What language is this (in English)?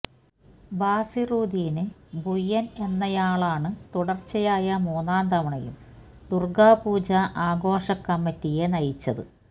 Malayalam